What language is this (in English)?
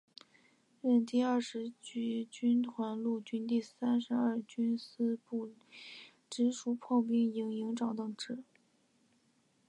Chinese